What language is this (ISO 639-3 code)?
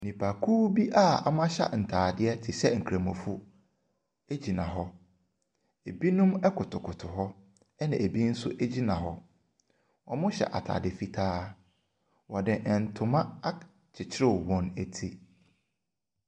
aka